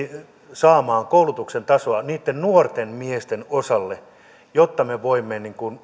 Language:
Finnish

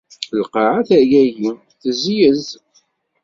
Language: Kabyle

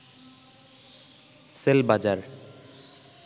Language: Bangla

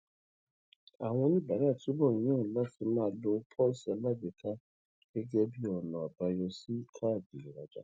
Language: Yoruba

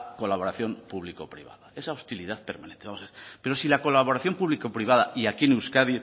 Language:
Spanish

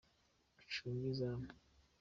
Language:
Kinyarwanda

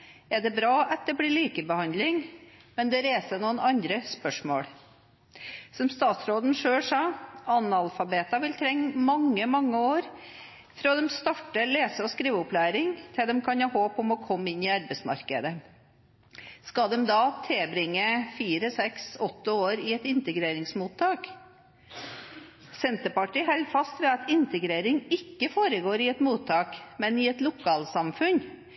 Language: Norwegian Bokmål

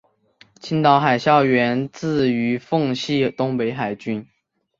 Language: Chinese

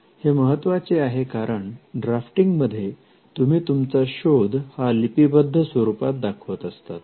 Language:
Marathi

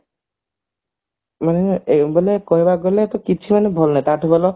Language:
Odia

